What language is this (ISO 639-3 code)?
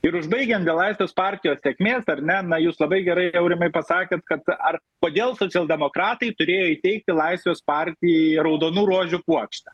lit